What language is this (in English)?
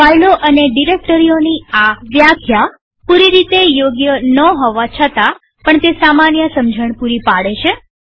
Gujarati